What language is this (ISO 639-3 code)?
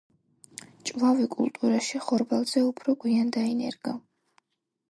kat